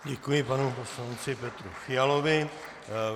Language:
Czech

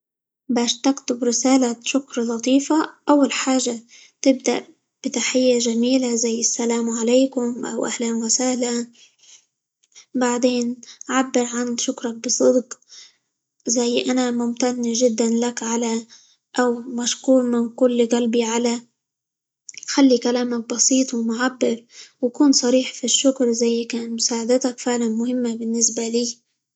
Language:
Libyan Arabic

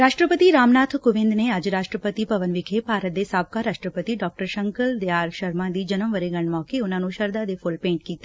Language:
Punjabi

